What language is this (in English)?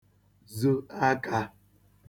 Igbo